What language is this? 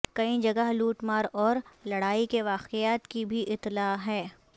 Urdu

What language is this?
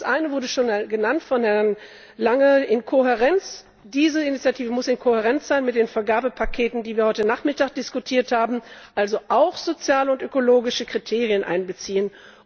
German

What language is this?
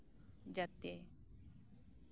Santali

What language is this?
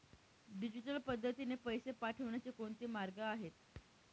Marathi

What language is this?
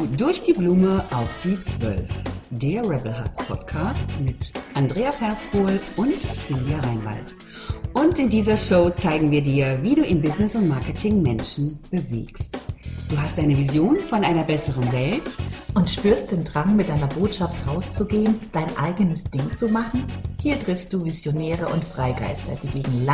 German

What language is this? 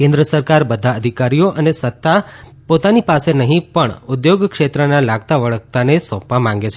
Gujarati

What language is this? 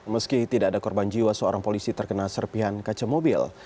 Indonesian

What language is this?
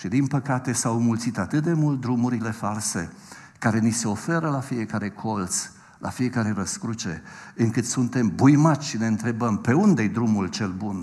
Romanian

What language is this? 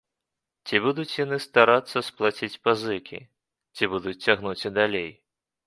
Belarusian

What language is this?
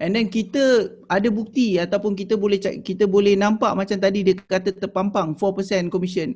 Malay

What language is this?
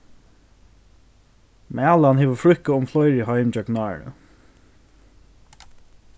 Faroese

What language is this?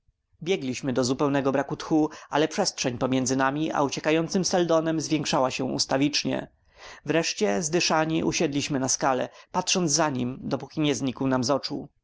Polish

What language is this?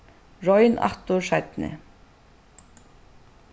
Faroese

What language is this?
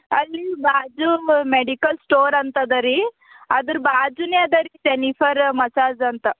Kannada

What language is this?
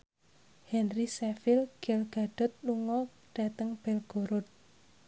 Javanese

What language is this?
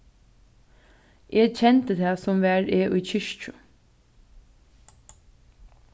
Faroese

